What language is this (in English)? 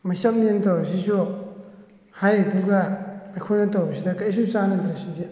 Manipuri